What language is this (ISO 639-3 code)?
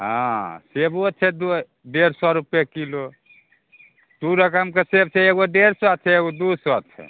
mai